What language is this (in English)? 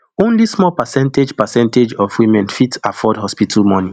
Nigerian Pidgin